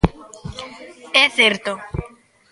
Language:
Galician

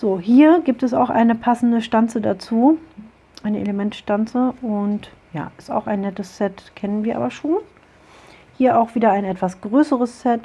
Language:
German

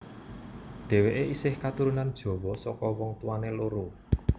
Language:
Javanese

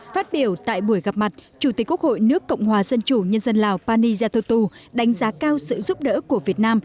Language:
Vietnamese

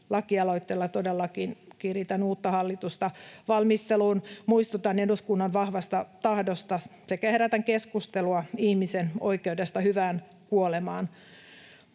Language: Finnish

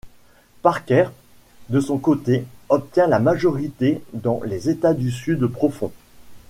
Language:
French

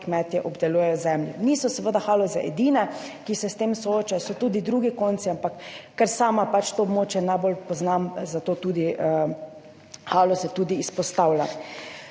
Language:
Slovenian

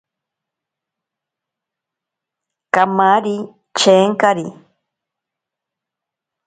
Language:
Ashéninka Perené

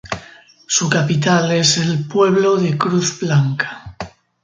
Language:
Spanish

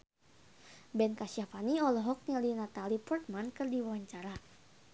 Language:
Sundanese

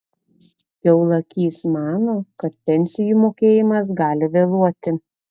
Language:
Lithuanian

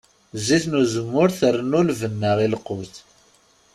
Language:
Kabyle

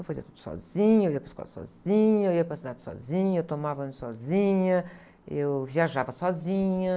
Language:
Portuguese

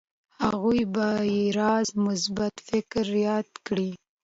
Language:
Pashto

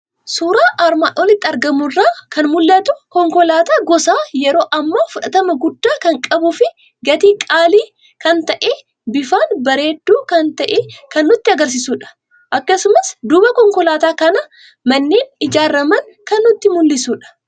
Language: Oromo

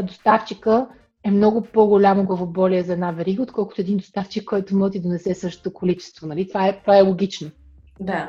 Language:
Bulgarian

